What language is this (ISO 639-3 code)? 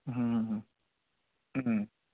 ben